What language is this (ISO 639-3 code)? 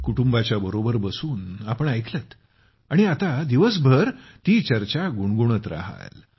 mar